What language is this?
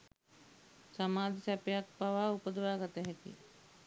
Sinhala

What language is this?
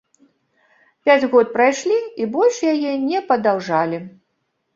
Belarusian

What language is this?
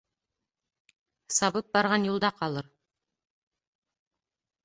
Bashkir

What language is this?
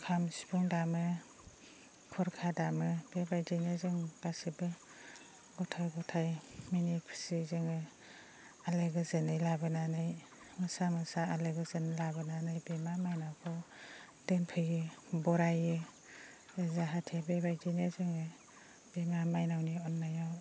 Bodo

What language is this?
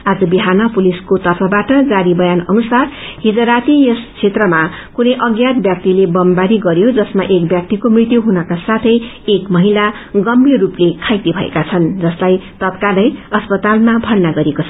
Nepali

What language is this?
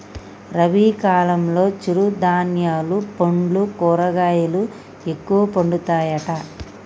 Telugu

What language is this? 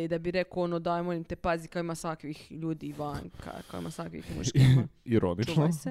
Croatian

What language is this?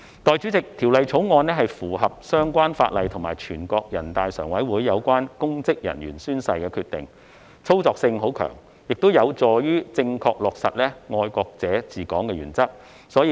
Cantonese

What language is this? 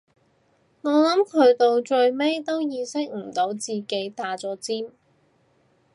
Cantonese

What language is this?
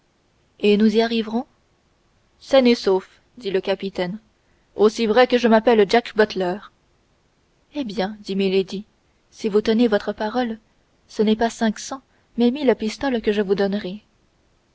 French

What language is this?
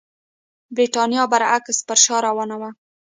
Pashto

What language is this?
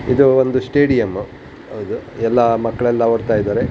Kannada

